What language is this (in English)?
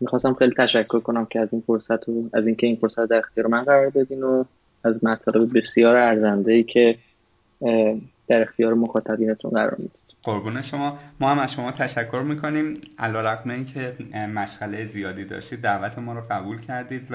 Persian